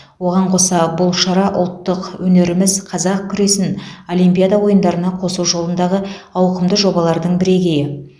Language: Kazakh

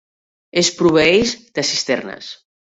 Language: Catalan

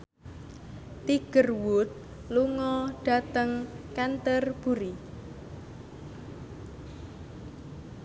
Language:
Javanese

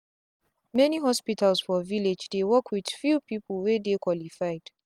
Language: Nigerian Pidgin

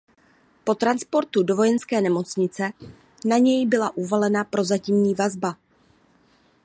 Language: Czech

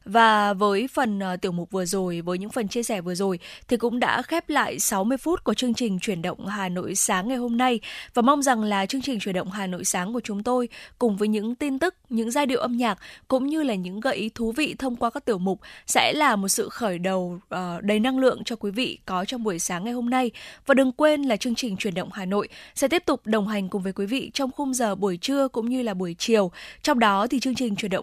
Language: Vietnamese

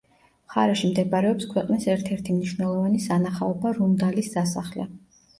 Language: Georgian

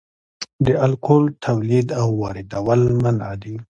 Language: Pashto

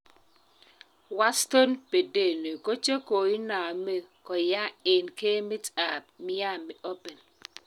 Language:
Kalenjin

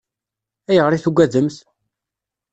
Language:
Kabyle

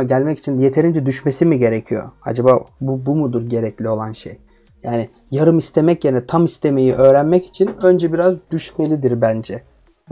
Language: Turkish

